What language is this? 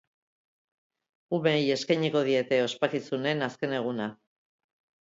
Basque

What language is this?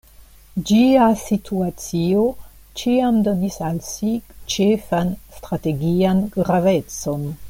Esperanto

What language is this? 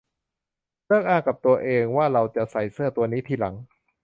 Thai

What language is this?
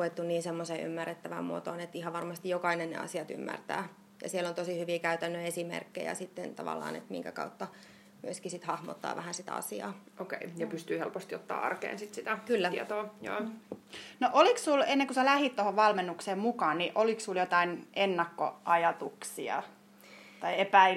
Finnish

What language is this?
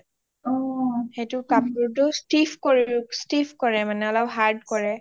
Assamese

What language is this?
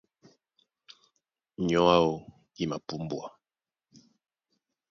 Duala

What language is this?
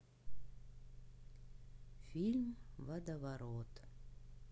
Russian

